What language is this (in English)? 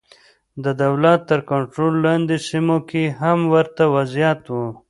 Pashto